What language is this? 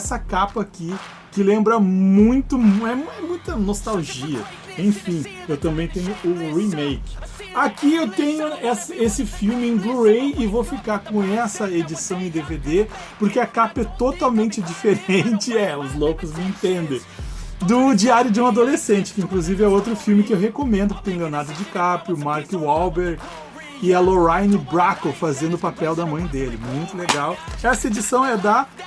Portuguese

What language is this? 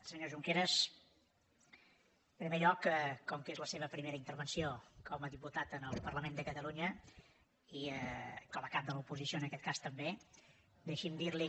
Catalan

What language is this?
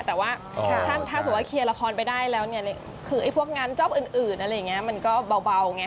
Thai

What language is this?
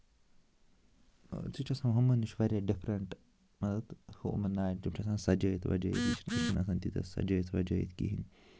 Kashmiri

